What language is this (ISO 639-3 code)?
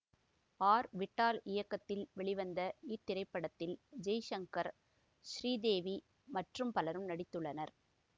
tam